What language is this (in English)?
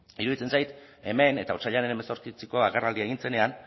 Basque